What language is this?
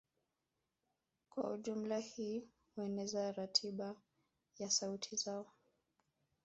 Swahili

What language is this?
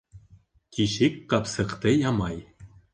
Bashkir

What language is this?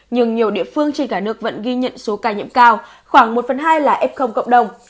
Vietnamese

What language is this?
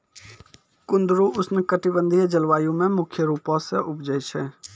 Maithili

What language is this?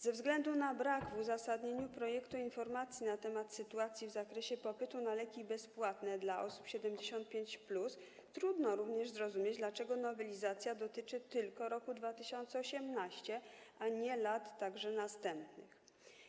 Polish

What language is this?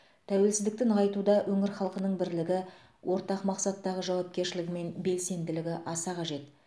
Kazakh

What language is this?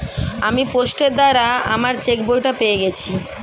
Bangla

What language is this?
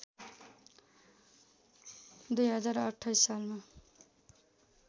Nepali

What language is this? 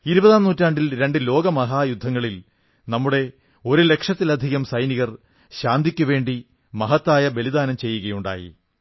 Malayalam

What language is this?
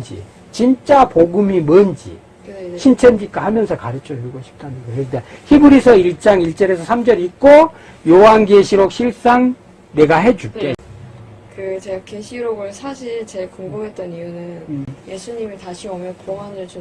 Korean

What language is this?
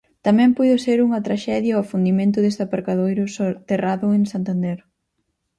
Galician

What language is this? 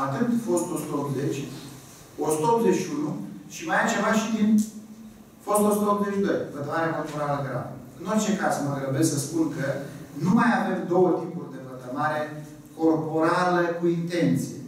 Romanian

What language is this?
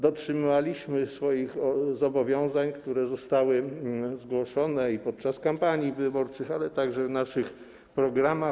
Polish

